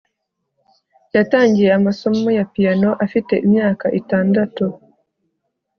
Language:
Kinyarwanda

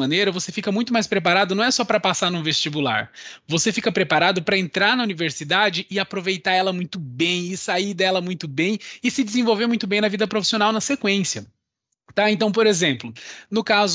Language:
Portuguese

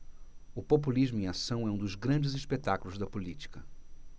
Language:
Portuguese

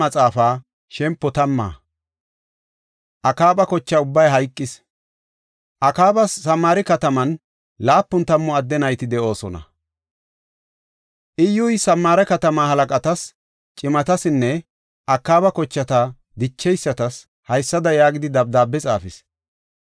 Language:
Gofa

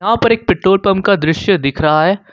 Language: Hindi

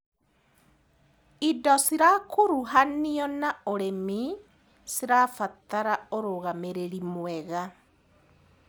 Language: Kikuyu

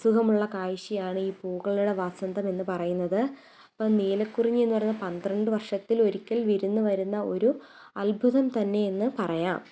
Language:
Malayalam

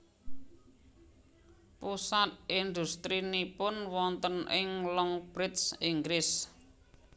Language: Javanese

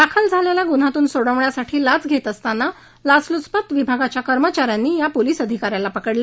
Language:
Marathi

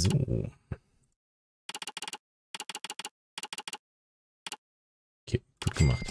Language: German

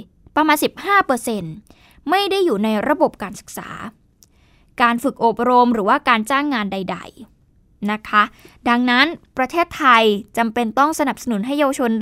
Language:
Thai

